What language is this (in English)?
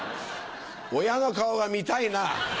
Japanese